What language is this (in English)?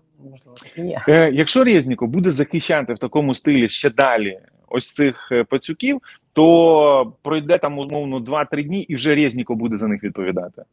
Ukrainian